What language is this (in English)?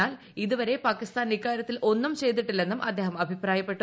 Malayalam